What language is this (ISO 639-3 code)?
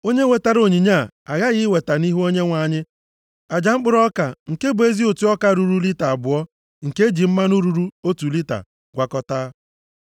ibo